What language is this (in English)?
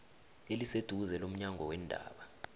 South Ndebele